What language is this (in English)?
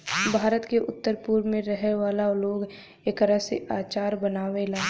Bhojpuri